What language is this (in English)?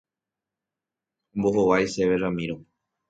Guarani